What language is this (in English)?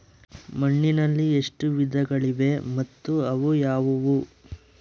Kannada